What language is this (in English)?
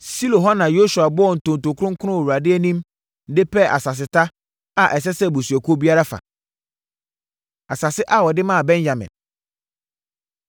Akan